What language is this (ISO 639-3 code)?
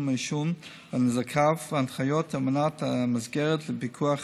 heb